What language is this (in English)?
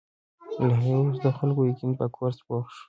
Pashto